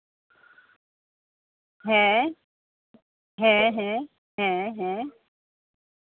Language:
Santali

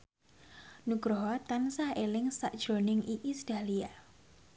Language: Javanese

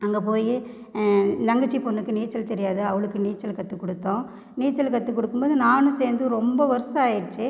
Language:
Tamil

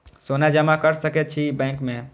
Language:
Maithili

